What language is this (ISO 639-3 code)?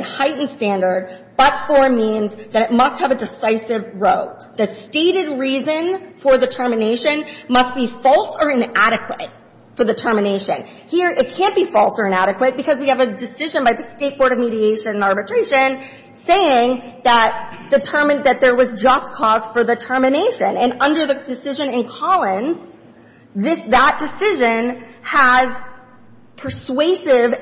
eng